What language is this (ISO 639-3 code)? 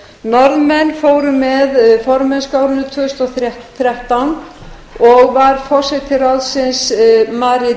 isl